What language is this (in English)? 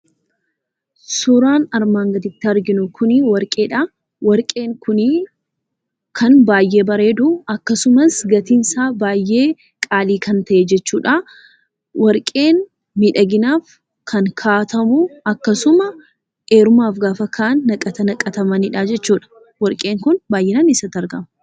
Oromo